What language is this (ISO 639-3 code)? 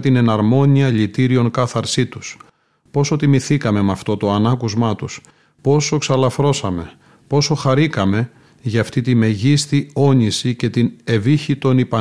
ell